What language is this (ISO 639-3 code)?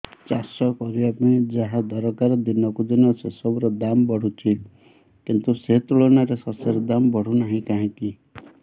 ori